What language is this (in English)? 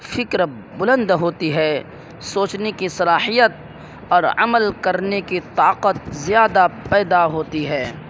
Urdu